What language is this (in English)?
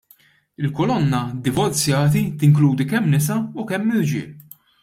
Maltese